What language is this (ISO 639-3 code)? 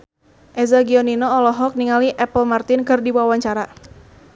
sun